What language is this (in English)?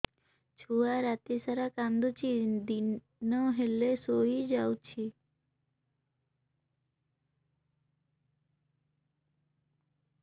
Odia